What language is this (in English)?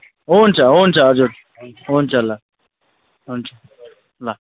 Nepali